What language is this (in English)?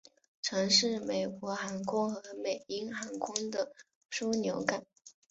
Chinese